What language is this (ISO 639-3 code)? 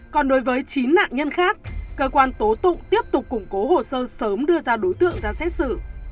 vie